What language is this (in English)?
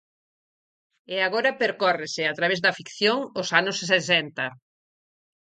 Galician